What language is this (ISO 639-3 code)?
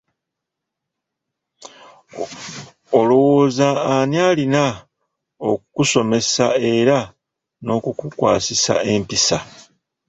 lug